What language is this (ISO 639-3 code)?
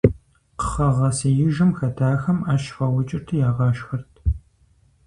kbd